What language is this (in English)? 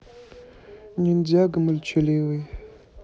Russian